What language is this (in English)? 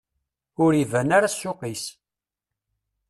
Kabyle